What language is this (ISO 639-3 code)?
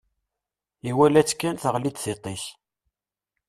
kab